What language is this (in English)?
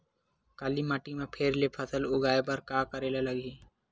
Chhattisgarhi